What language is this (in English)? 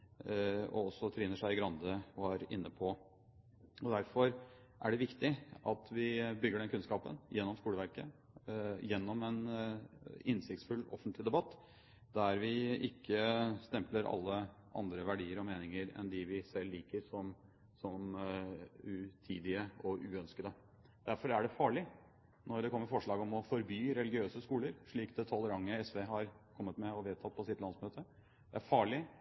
Norwegian Bokmål